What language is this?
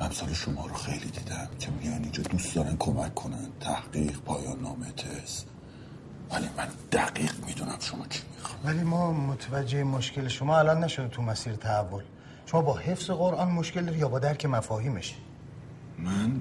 Persian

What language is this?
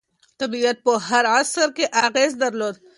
Pashto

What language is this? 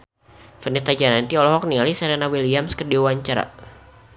Sundanese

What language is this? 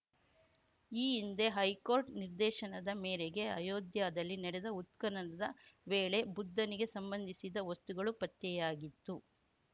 Kannada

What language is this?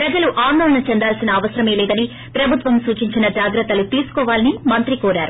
Telugu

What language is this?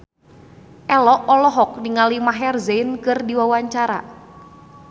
Sundanese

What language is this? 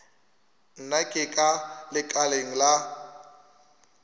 Northern Sotho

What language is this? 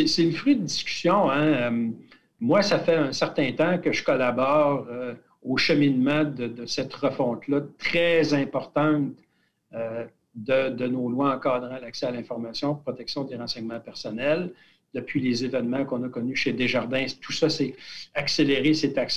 French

